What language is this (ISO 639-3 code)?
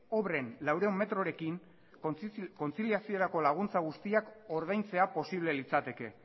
eus